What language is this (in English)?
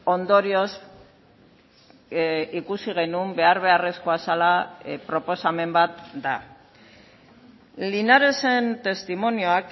Basque